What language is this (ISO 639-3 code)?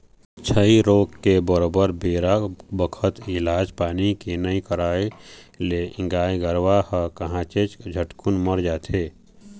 hne